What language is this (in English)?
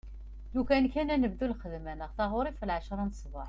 Kabyle